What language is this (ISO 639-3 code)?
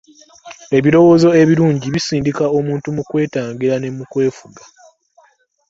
lug